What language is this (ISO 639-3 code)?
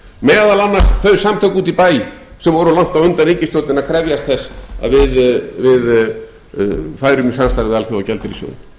isl